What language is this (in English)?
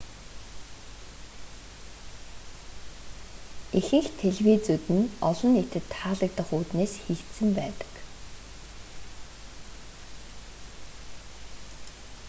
Mongolian